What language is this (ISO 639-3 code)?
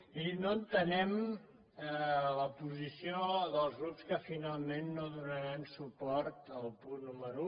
cat